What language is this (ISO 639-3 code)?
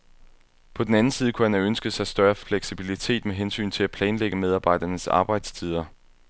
dan